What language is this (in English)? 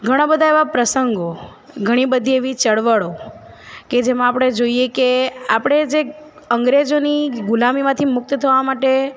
Gujarati